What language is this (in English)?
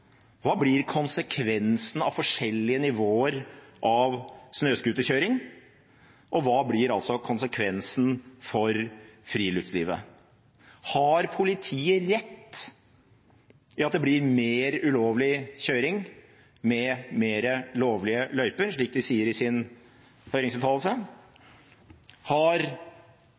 Norwegian Bokmål